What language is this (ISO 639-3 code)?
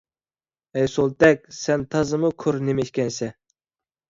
uig